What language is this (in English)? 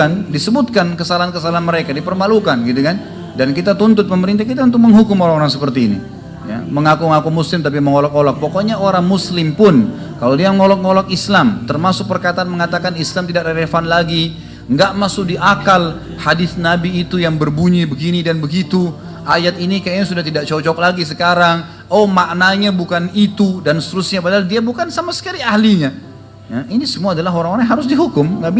Indonesian